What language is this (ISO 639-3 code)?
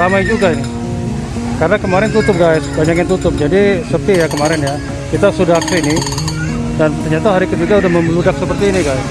ind